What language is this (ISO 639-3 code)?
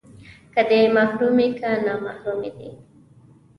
pus